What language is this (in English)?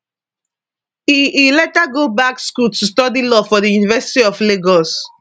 Nigerian Pidgin